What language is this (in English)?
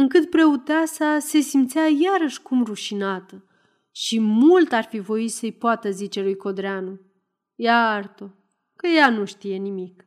Romanian